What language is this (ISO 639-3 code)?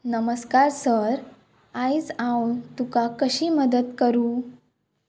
kok